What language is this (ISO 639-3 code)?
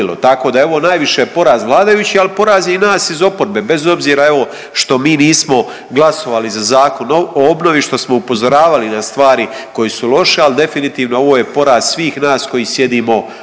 hrv